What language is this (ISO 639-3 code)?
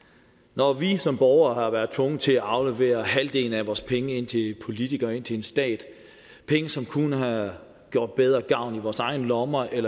dan